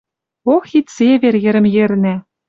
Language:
Western Mari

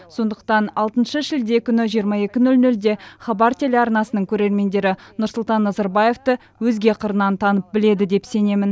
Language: Kazakh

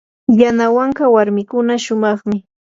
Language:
Yanahuanca Pasco Quechua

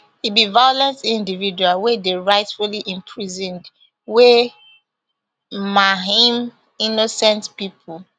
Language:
Nigerian Pidgin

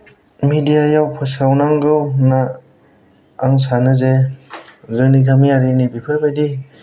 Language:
Bodo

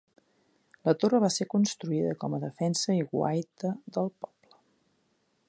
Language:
Catalan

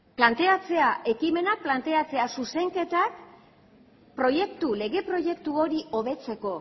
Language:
Basque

